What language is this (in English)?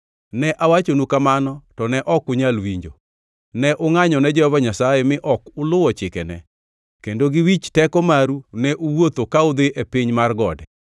Luo (Kenya and Tanzania)